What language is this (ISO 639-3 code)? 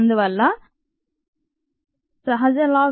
tel